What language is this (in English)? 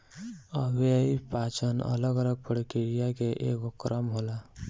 Bhojpuri